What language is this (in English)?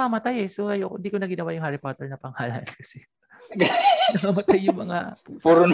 Filipino